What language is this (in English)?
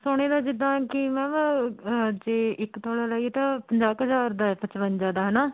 Punjabi